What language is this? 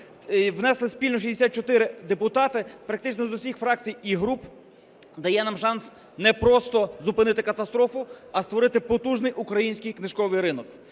Ukrainian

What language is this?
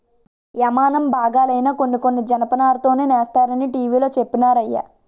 Telugu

